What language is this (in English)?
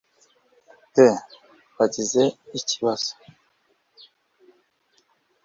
Kinyarwanda